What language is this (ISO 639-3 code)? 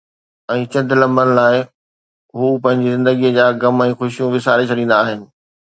snd